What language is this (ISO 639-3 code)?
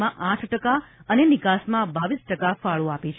guj